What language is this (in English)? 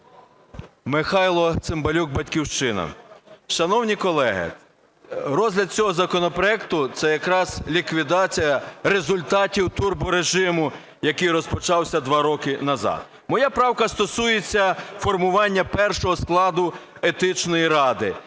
Ukrainian